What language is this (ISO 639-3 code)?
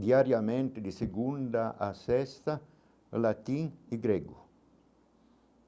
por